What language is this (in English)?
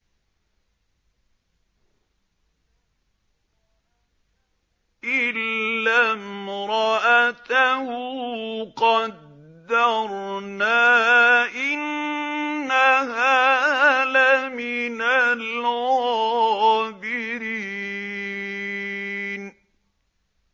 Arabic